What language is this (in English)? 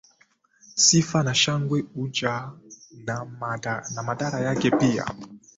Swahili